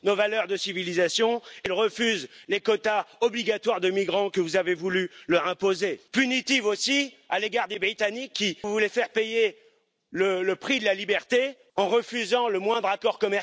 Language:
Polish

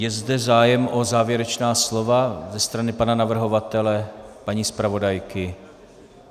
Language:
Czech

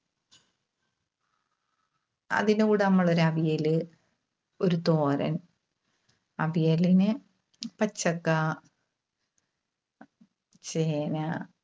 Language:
Malayalam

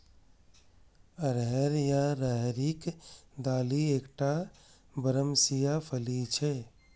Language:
Maithili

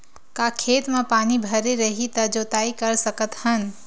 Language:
Chhattisgarhi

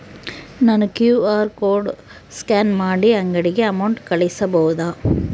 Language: Kannada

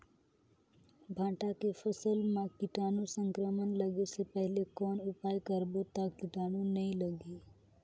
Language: Chhattisgarhi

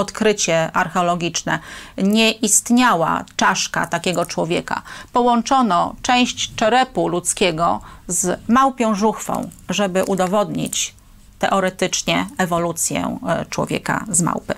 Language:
Polish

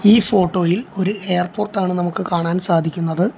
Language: Malayalam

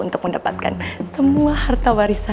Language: Indonesian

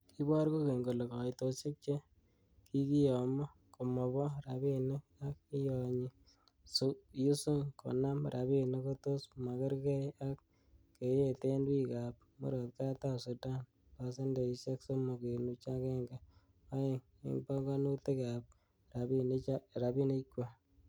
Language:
Kalenjin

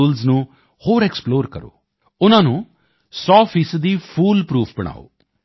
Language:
Punjabi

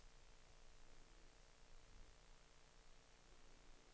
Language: Danish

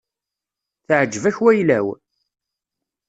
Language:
Kabyle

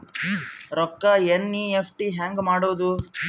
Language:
Kannada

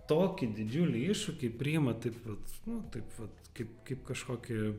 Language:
Lithuanian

